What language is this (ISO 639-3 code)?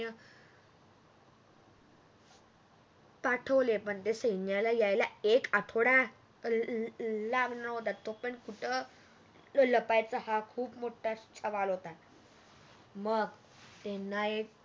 mar